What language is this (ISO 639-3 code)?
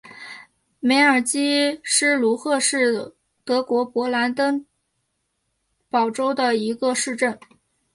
zho